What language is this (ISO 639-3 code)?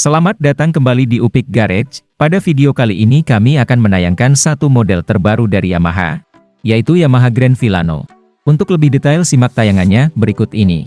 ind